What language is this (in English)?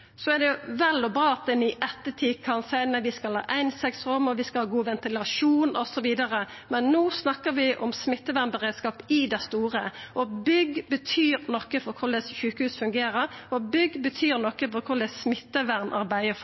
Norwegian Nynorsk